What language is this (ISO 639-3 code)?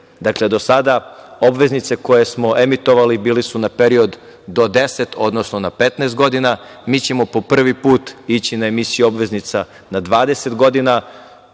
srp